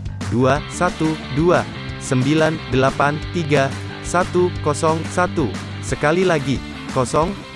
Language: Indonesian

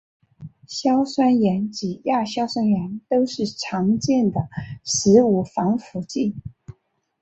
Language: Chinese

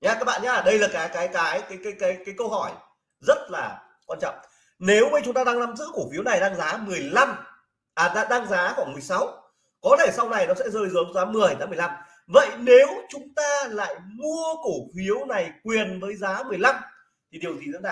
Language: Vietnamese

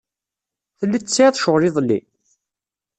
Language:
Kabyle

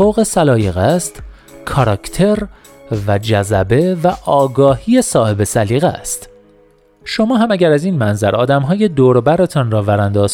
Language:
Persian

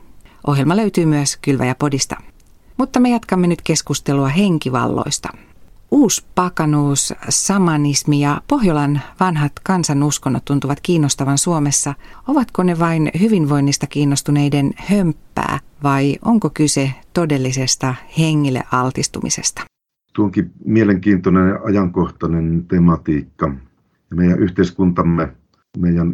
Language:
Finnish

